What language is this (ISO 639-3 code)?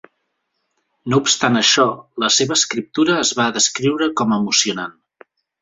cat